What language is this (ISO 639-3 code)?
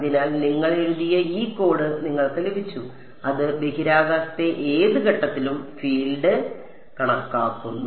mal